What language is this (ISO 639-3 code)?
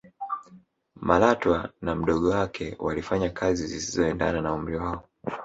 swa